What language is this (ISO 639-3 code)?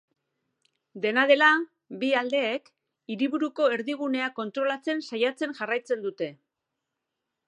eus